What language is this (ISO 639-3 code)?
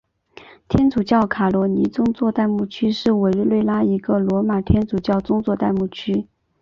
zho